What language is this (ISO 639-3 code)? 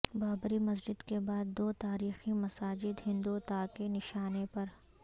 urd